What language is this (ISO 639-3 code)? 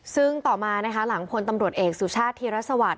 tha